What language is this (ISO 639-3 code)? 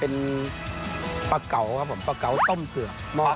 tha